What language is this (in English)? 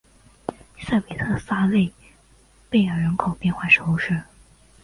Chinese